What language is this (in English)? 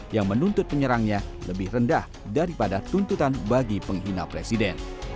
Indonesian